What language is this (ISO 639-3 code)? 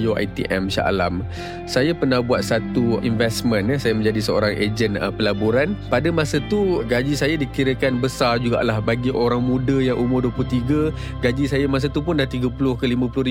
msa